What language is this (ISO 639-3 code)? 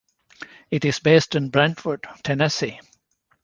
eng